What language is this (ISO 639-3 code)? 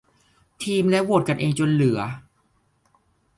tha